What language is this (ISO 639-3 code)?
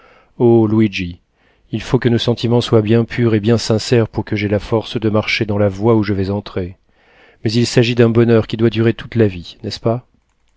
fra